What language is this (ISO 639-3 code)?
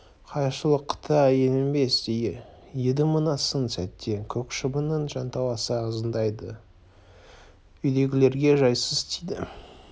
kaz